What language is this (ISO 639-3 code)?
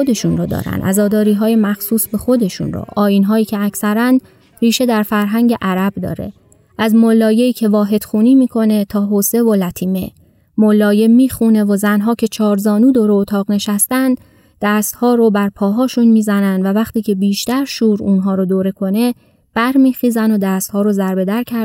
fas